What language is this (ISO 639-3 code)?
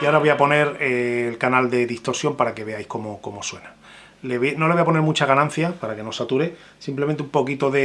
spa